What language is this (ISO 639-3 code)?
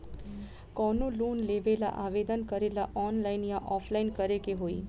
bho